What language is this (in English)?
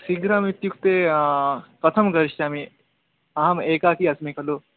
Sanskrit